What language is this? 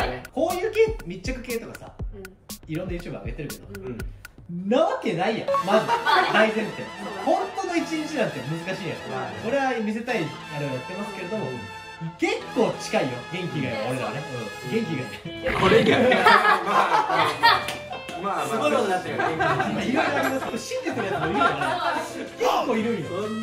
Japanese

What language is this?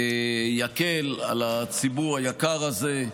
Hebrew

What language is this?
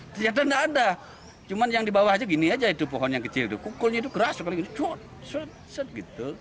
Indonesian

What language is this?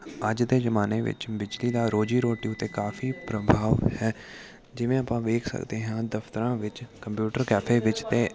Punjabi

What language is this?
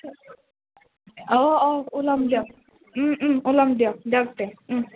Assamese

